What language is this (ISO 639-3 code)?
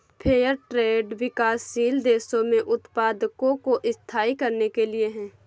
hin